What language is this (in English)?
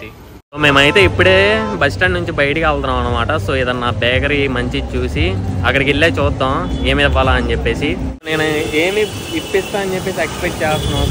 Telugu